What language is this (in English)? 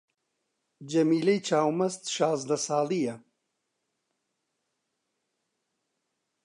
Central Kurdish